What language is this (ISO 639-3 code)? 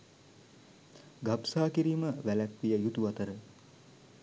sin